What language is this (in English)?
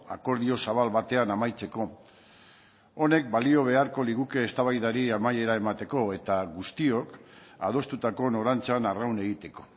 Basque